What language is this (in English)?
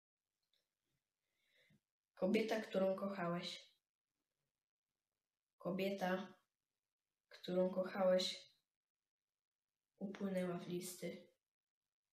Polish